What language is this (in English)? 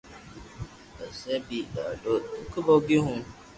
Loarki